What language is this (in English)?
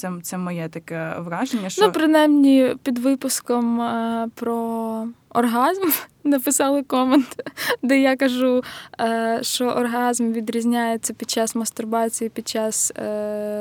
Ukrainian